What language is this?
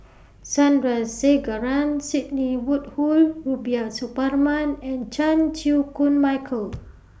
English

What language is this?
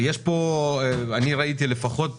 Hebrew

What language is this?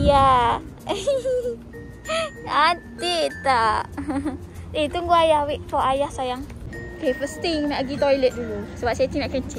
Malay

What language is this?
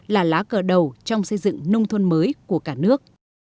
Vietnamese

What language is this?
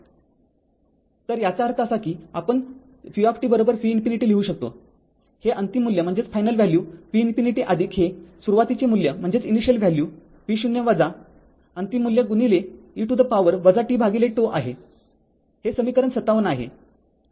Marathi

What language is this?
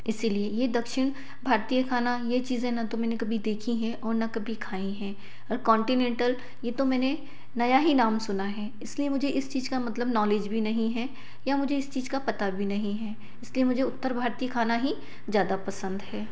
Hindi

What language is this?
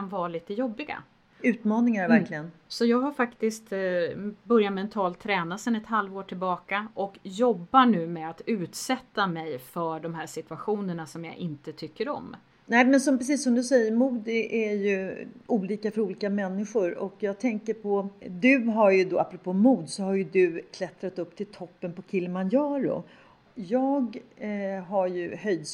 Swedish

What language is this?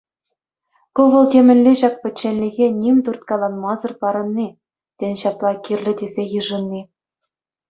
Chuvash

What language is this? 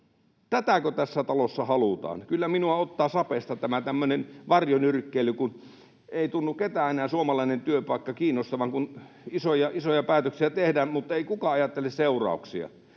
Finnish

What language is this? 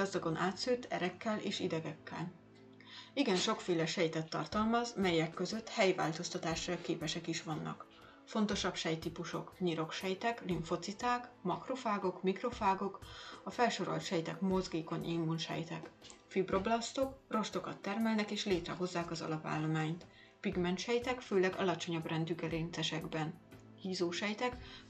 Hungarian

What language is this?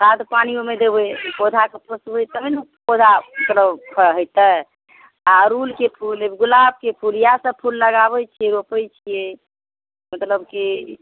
Maithili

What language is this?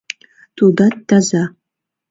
Mari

